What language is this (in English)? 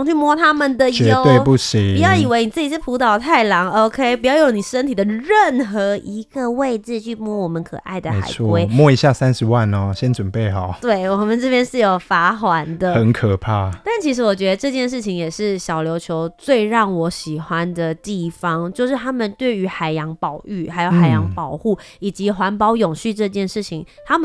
Chinese